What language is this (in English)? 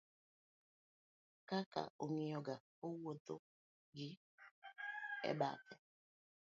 Luo (Kenya and Tanzania)